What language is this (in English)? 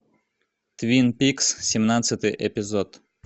Russian